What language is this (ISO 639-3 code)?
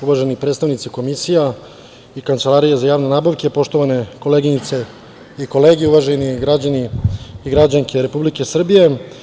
srp